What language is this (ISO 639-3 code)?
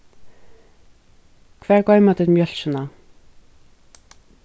fao